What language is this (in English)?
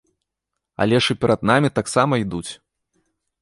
Belarusian